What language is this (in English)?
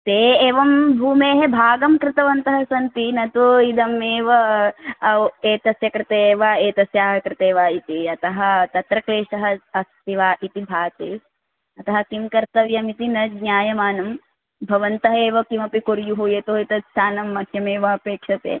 Sanskrit